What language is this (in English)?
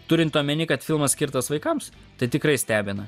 Lithuanian